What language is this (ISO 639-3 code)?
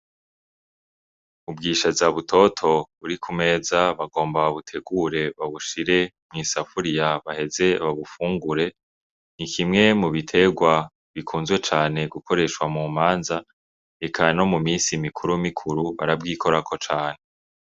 run